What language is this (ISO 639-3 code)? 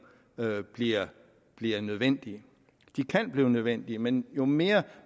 dan